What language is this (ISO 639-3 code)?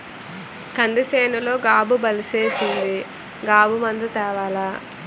tel